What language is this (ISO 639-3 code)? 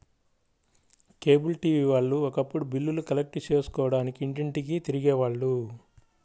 tel